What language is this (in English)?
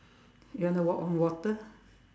English